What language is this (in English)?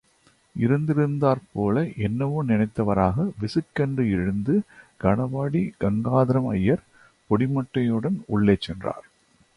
Tamil